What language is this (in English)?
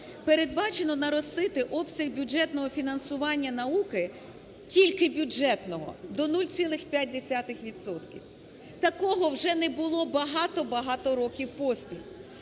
Ukrainian